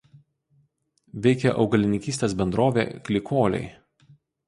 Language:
Lithuanian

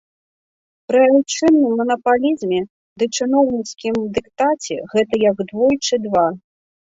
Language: Belarusian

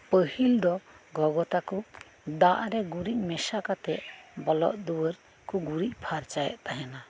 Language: Santali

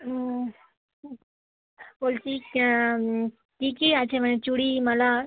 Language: Bangla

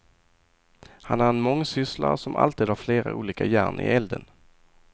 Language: Swedish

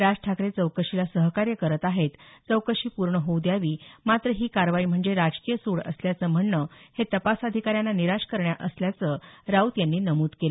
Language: Marathi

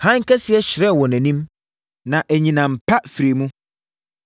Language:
Akan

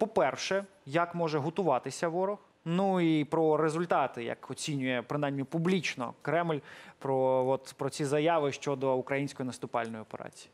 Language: Ukrainian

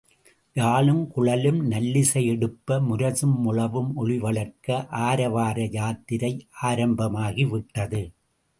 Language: Tamil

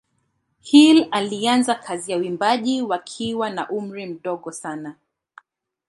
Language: Swahili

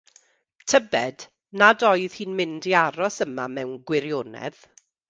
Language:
Welsh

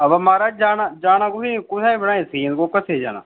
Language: Dogri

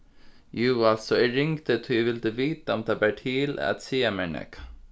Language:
Faroese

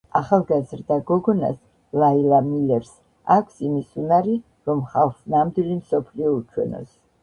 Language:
Georgian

